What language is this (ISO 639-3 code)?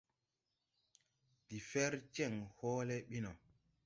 tui